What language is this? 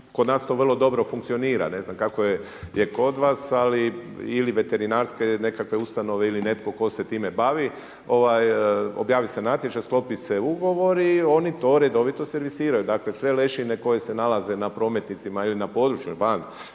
Croatian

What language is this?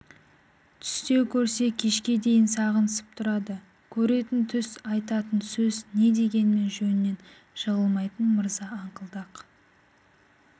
Kazakh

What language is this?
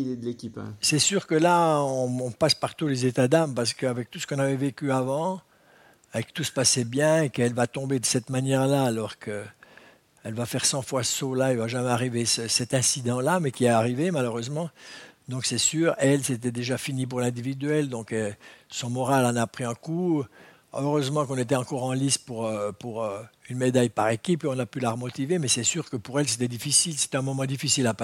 French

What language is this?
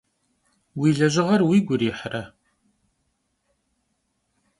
Kabardian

